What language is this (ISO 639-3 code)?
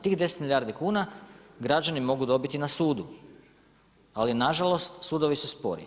hrv